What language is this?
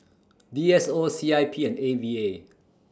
English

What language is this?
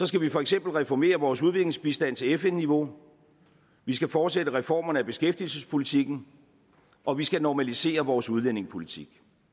Danish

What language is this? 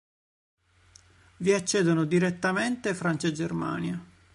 Italian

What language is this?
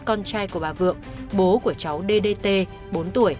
Vietnamese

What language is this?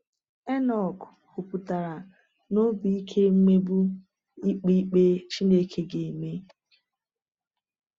Igbo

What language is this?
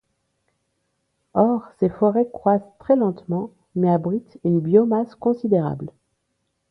French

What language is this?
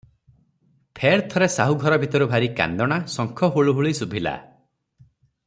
Odia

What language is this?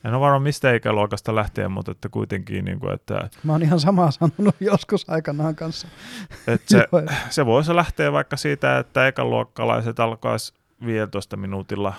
Finnish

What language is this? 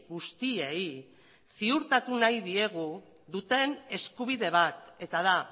Basque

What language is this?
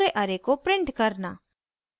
Hindi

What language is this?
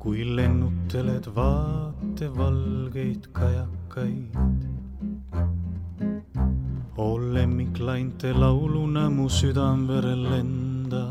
Romanian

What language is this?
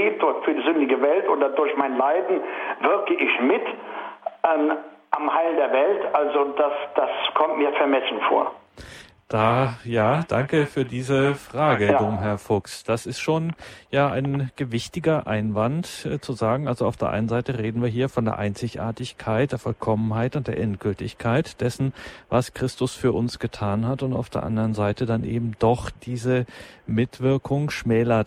German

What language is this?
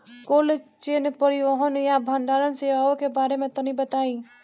Bhojpuri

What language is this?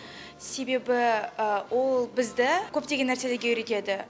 Kazakh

